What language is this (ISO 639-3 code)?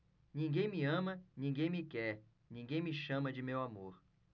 por